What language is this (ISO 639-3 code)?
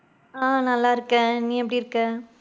tam